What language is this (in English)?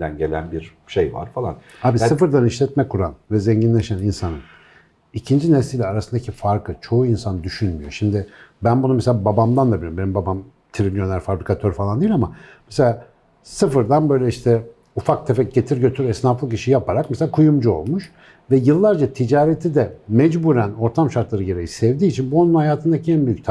Turkish